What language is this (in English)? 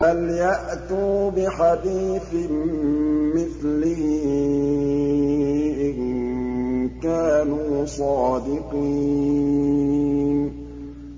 Arabic